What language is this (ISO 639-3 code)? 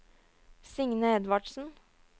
nor